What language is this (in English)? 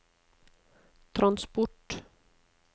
Norwegian